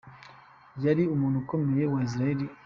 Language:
Kinyarwanda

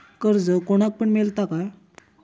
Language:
Marathi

